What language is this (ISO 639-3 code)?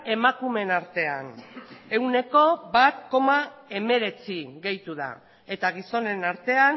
eus